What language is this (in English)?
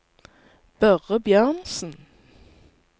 Norwegian